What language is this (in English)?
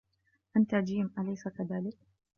Arabic